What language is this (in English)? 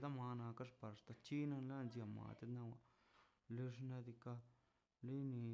Mazaltepec Zapotec